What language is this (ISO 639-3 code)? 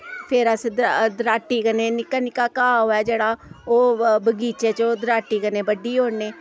doi